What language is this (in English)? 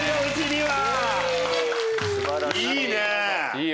Japanese